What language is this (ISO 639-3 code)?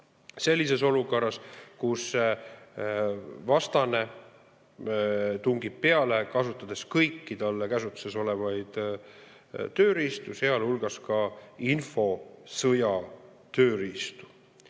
est